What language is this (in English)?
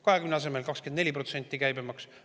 Estonian